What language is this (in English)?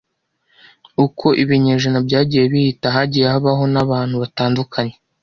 Kinyarwanda